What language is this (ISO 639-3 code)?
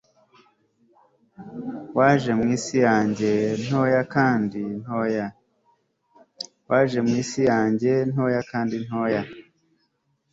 kin